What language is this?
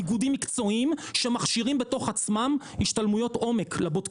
Hebrew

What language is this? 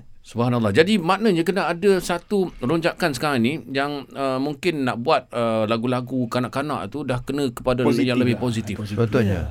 Malay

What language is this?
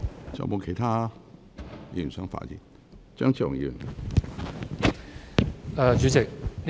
Cantonese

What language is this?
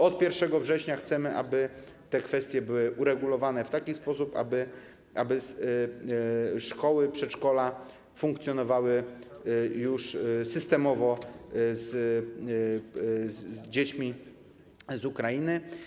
Polish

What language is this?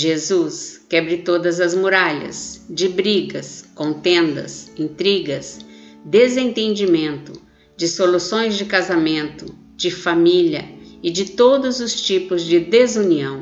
Portuguese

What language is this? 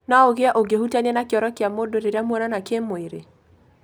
Kikuyu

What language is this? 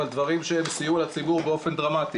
Hebrew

